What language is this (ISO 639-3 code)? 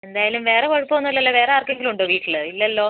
mal